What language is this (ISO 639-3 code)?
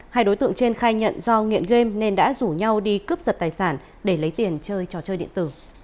vie